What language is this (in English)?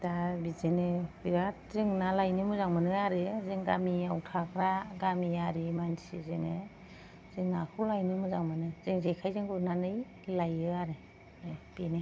Bodo